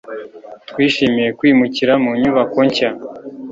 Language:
Kinyarwanda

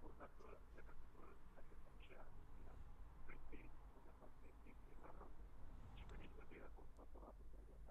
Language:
Hungarian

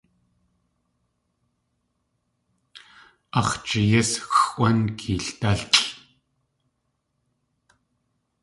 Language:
Tlingit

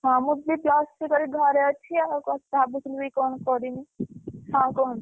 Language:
Odia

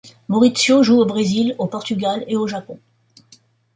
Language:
French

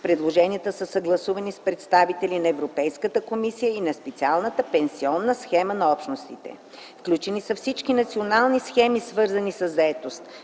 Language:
Bulgarian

